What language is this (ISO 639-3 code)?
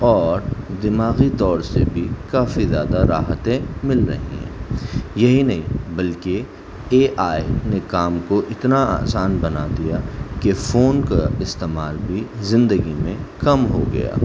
urd